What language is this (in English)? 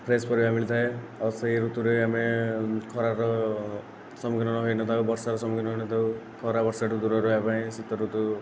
Odia